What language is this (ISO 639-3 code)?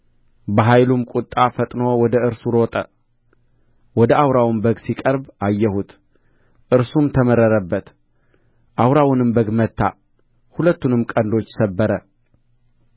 amh